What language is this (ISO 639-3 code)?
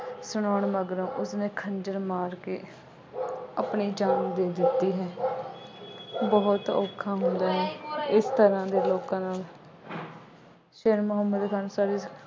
pan